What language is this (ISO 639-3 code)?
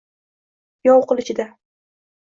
uzb